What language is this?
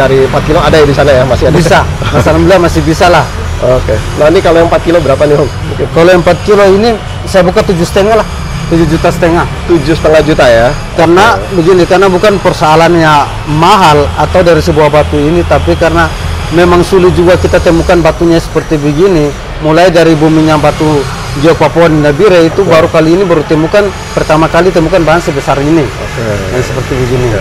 Indonesian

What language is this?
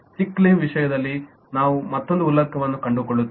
Kannada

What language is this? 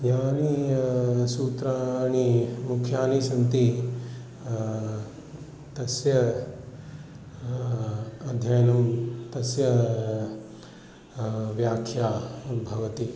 Sanskrit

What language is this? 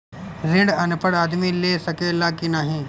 Bhojpuri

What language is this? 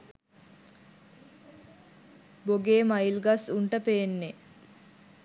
Sinhala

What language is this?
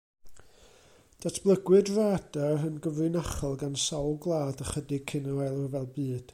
Welsh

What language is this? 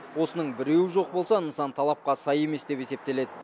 Kazakh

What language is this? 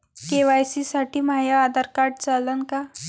Marathi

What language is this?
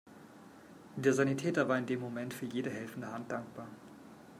German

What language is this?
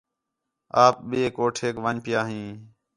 Khetrani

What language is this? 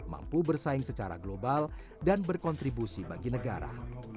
Indonesian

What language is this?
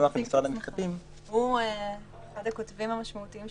Hebrew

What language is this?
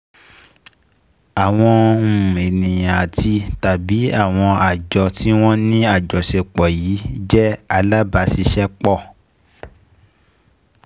Yoruba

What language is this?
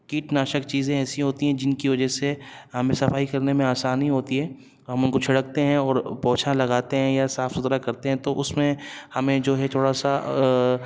Urdu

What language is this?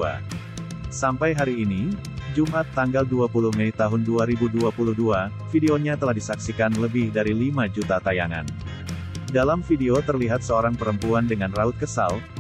Indonesian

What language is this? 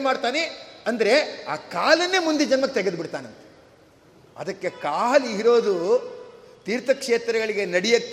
Kannada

